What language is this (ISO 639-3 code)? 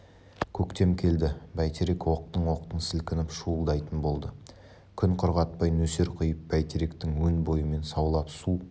kaz